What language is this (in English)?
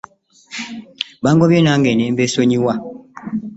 Ganda